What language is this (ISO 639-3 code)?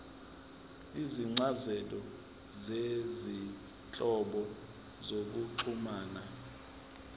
zul